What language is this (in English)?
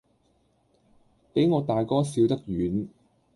Cantonese